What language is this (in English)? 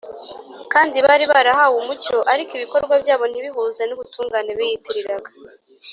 Kinyarwanda